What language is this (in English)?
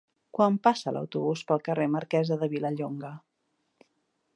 Catalan